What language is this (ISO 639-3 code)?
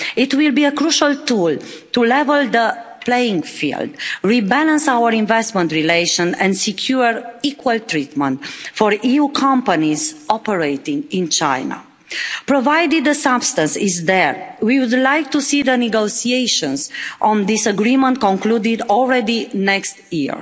eng